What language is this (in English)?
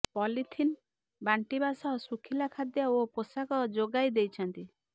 Odia